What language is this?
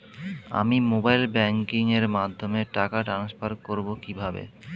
Bangla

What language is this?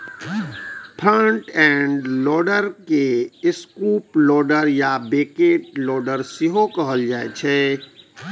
Maithili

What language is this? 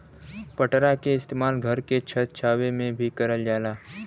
Bhojpuri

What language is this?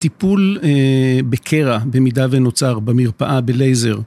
Hebrew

